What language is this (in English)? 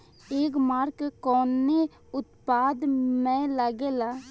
Bhojpuri